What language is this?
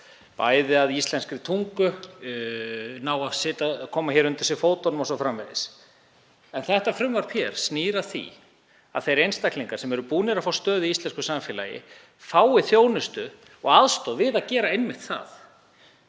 Icelandic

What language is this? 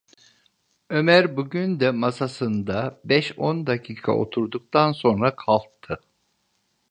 Turkish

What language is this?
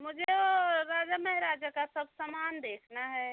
Hindi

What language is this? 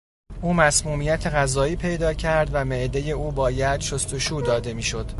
Persian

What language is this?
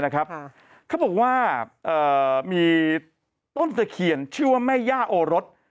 Thai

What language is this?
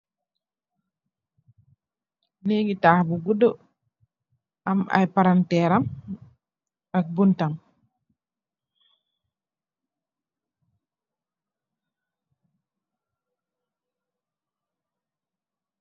Wolof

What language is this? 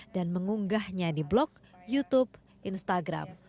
Indonesian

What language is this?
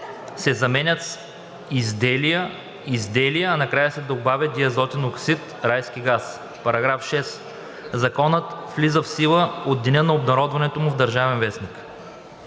Bulgarian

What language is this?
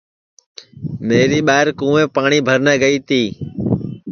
Sansi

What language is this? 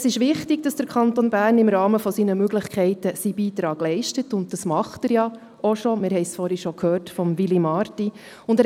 Swiss German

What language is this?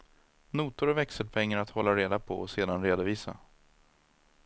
Swedish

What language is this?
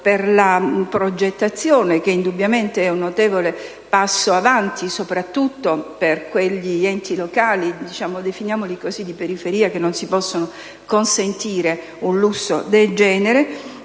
Italian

